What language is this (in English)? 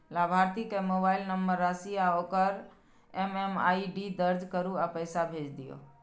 Maithili